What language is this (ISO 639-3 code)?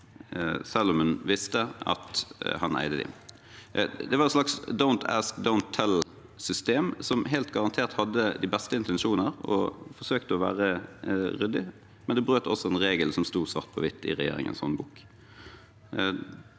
nor